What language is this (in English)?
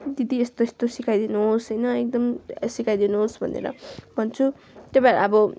Nepali